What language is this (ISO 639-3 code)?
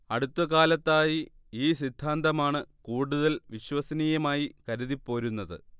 mal